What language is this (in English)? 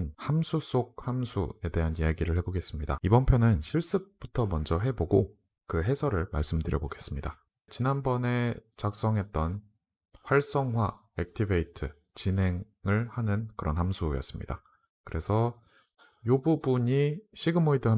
Korean